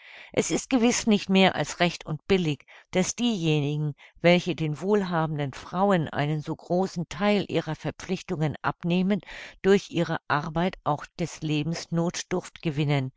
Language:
German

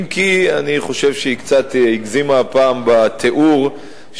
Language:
Hebrew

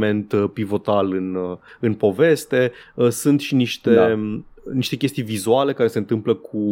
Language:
Romanian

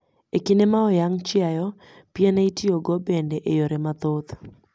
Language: Luo (Kenya and Tanzania)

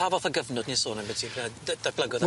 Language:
Welsh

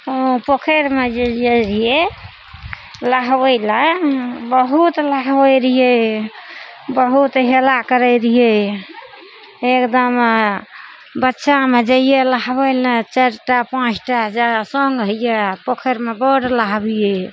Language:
Maithili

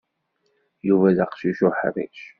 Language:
Kabyle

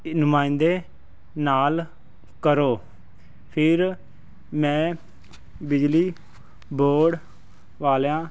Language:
Punjabi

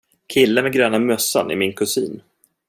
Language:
Swedish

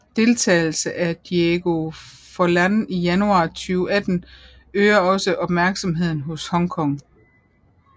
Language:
Danish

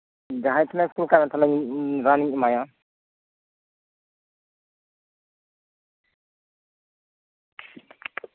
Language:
Santali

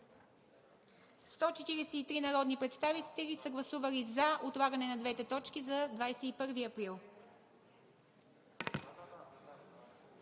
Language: Bulgarian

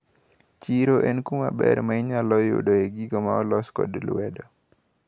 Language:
Luo (Kenya and Tanzania)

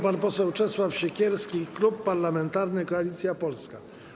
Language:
Polish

